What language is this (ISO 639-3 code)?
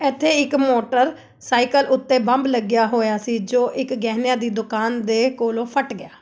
pan